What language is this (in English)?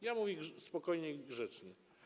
Polish